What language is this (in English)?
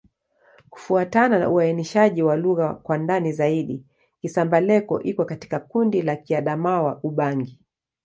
Swahili